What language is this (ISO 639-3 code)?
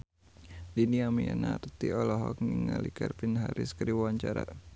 sun